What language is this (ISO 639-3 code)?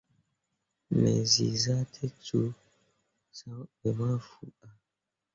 mua